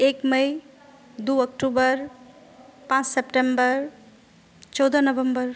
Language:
Maithili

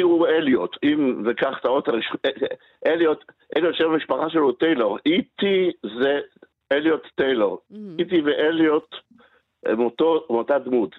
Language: Hebrew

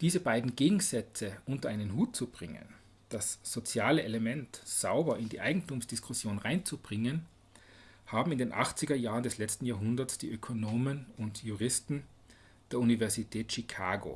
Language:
German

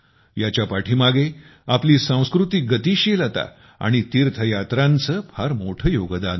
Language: Marathi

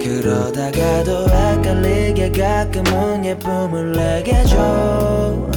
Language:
Korean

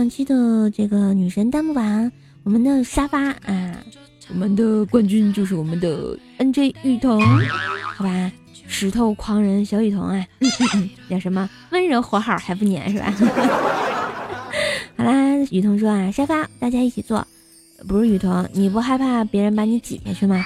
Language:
Chinese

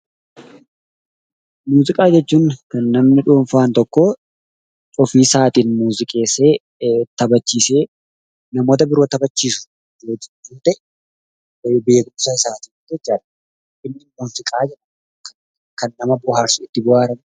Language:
Oromo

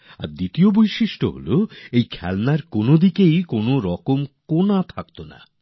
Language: Bangla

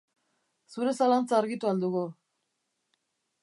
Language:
Basque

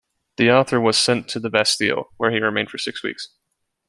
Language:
English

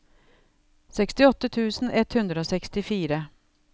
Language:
Norwegian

